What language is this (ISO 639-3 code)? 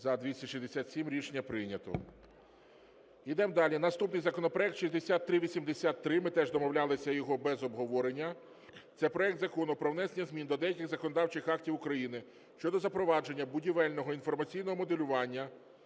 ukr